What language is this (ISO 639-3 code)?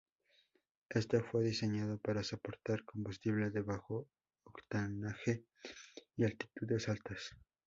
spa